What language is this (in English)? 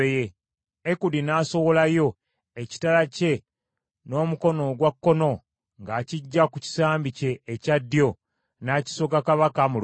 Ganda